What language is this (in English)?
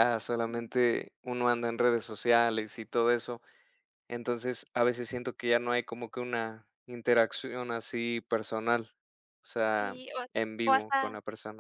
Spanish